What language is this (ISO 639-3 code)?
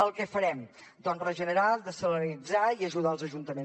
cat